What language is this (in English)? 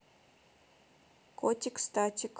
Russian